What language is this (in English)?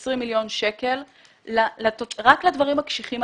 Hebrew